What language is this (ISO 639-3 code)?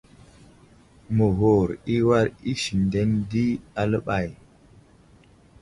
udl